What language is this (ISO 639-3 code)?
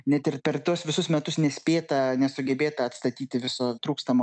lit